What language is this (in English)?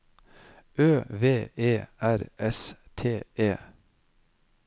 Norwegian